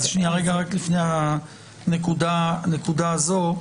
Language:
Hebrew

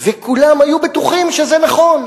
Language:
Hebrew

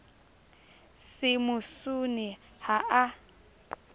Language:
Southern Sotho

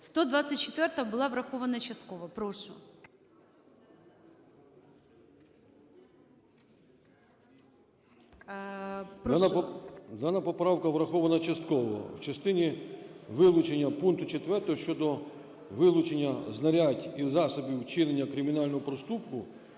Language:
Ukrainian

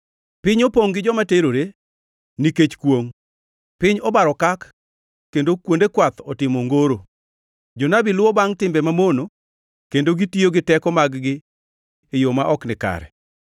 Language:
Luo (Kenya and Tanzania)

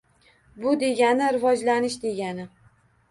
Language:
Uzbek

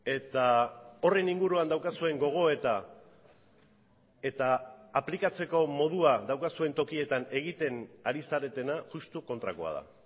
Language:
Basque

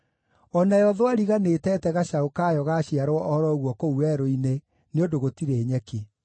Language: Kikuyu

